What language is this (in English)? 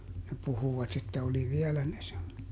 Finnish